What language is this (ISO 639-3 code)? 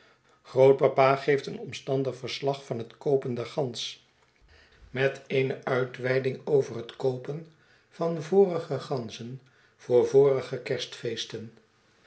nld